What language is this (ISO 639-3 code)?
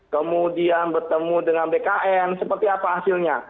ind